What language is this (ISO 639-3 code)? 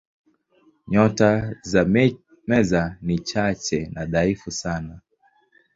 swa